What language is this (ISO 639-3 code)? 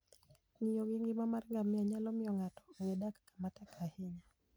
luo